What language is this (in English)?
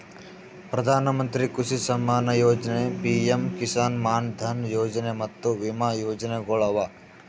Kannada